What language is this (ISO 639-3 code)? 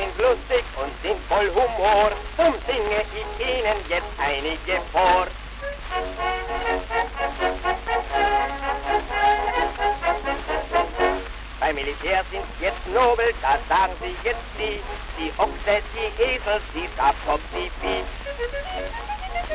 deu